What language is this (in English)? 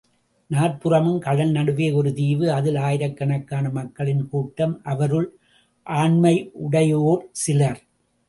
Tamil